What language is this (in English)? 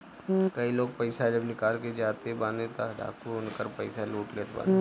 Bhojpuri